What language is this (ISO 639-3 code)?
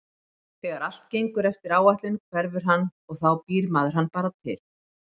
isl